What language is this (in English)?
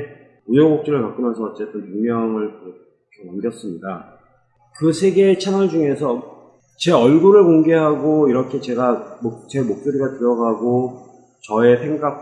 Korean